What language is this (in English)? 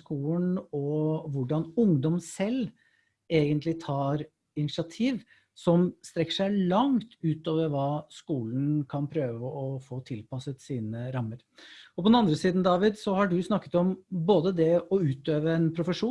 Norwegian